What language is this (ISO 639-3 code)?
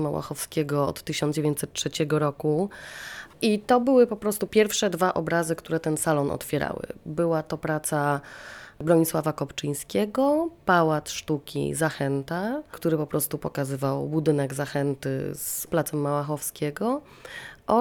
pol